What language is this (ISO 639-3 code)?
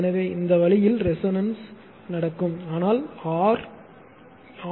tam